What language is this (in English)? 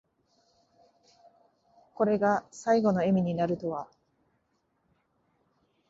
Japanese